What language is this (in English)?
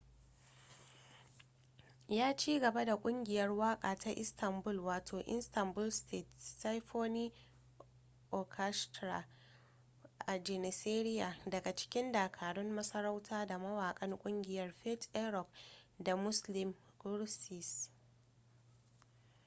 Hausa